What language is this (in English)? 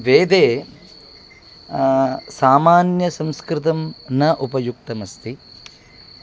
Sanskrit